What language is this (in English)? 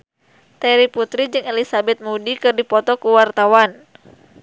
Sundanese